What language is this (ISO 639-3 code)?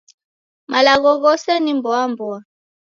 dav